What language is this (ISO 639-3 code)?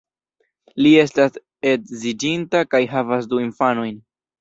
epo